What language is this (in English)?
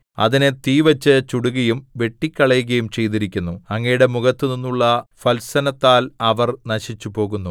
Malayalam